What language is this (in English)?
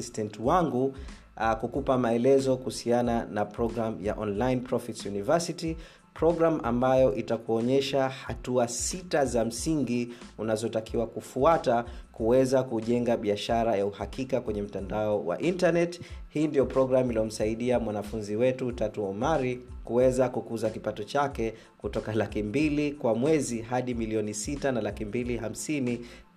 Swahili